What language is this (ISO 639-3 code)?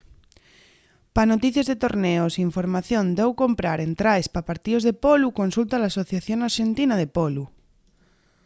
ast